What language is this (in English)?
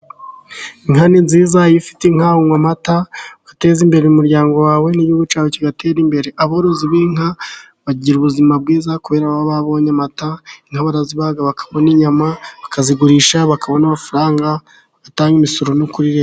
Kinyarwanda